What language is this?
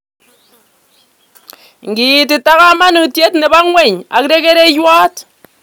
Kalenjin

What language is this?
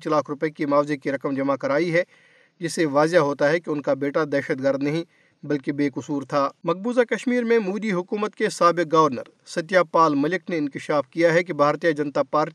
Urdu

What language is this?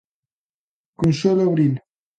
Galician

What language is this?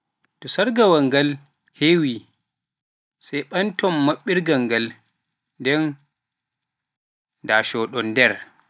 Pular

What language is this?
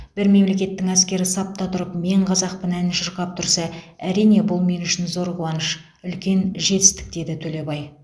Kazakh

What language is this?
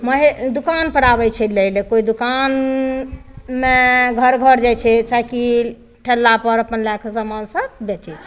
Maithili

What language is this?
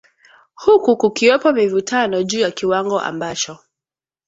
Swahili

